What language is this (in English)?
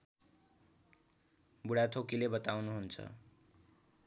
Nepali